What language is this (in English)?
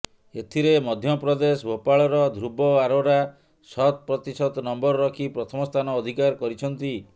Odia